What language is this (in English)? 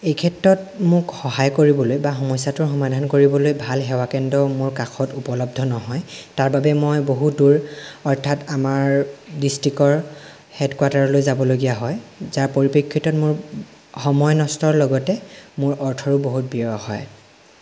Assamese